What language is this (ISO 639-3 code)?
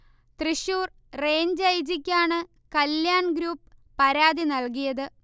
mal